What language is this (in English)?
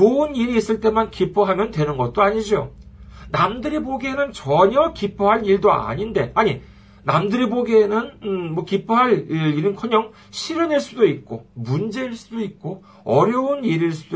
Korean